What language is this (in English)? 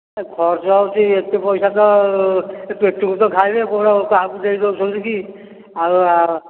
Odia